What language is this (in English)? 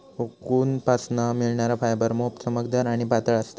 Marathi